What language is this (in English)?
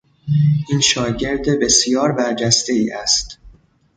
Persian